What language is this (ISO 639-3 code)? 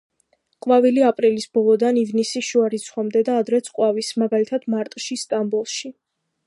kat